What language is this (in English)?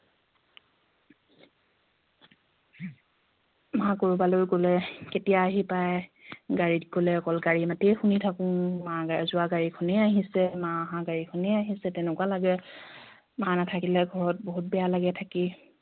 Assamese